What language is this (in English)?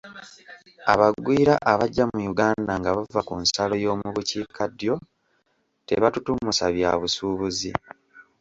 Ganda